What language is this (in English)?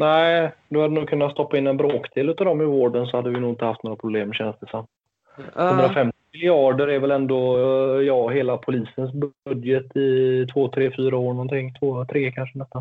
Swedish